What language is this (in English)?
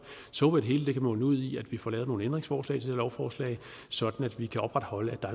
Danish